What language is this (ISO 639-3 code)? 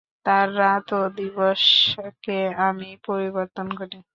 ben